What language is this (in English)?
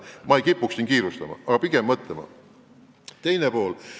Estonian